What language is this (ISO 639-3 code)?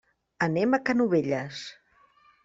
cat